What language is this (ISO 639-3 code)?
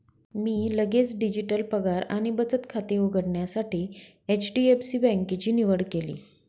mar